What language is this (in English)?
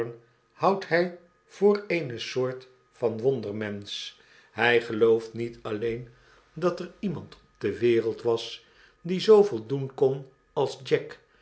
Dutch